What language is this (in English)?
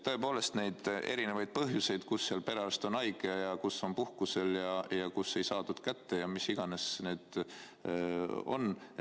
Estonian